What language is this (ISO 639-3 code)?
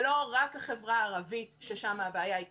heb